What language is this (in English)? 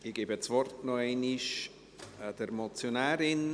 Swiss German